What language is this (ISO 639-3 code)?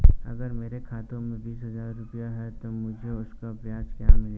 hin